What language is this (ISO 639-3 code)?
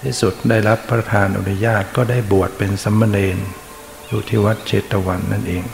tha